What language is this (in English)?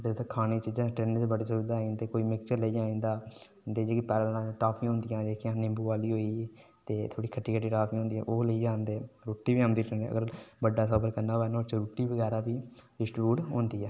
Dogri